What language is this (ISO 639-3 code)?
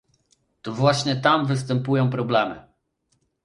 pol